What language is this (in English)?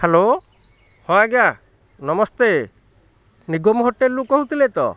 Odia